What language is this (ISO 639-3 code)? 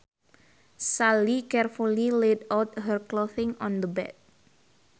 sun